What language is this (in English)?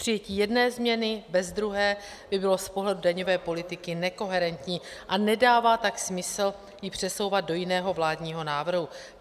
Czech